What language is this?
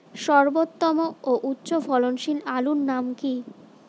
Bangla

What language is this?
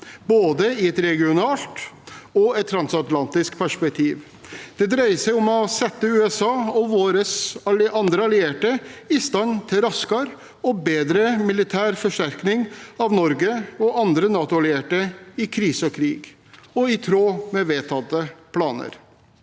Norwegian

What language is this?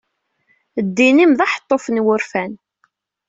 Kabyle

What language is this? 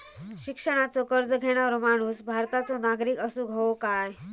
Marathi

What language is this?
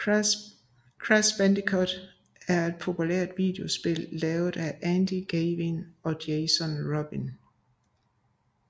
Danish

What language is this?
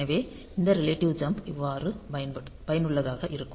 Tamil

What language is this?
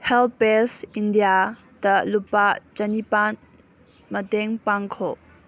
Manipuri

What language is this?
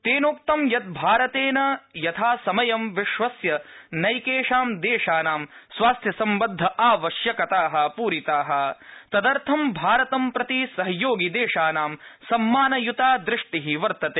Sanskrit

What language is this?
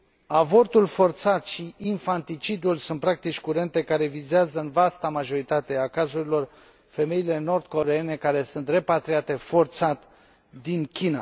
Romanian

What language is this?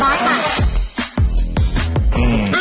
Thai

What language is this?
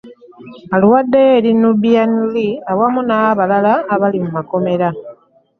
Ganda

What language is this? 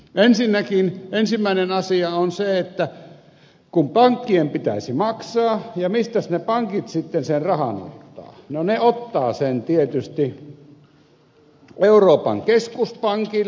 Finnish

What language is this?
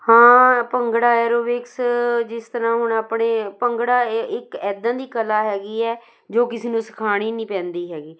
Punjabi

